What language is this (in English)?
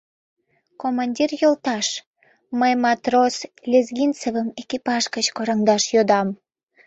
Mari